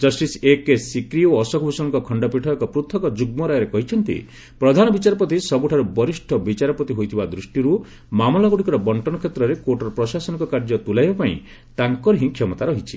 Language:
Odia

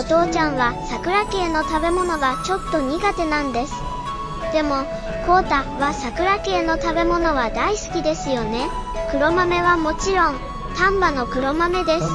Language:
Japanese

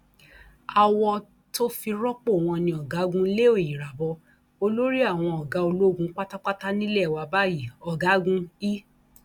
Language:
Yoruba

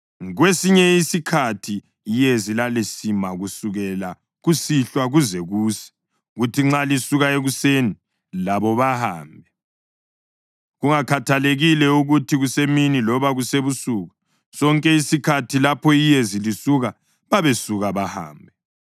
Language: North Ndebele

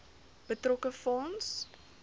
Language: Afrikaans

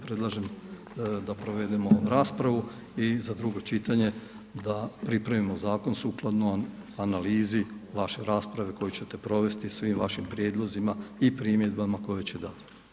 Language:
Croatian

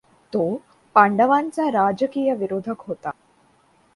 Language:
Marathi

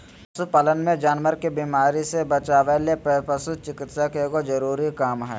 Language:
Magahi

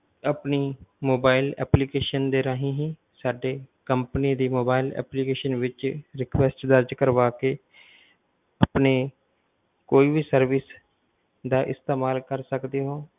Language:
Punjabi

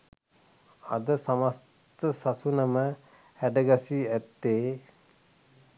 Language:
Sinhala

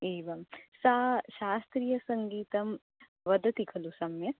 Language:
Sanskrit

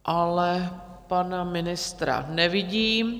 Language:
Czech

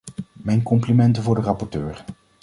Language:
Dutch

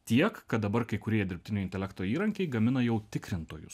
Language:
Lithuanian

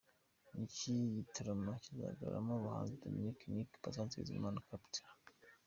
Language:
Kinyarwanda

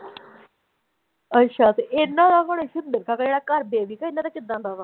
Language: Punjabi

